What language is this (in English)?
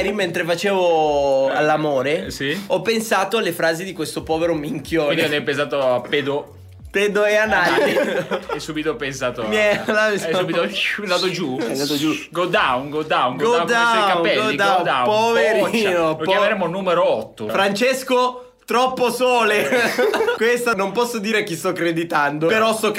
Italian